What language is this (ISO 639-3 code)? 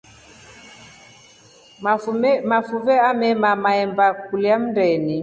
rof